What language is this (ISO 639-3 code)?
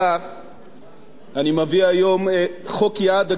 heb